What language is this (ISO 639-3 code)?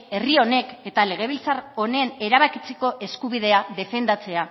eus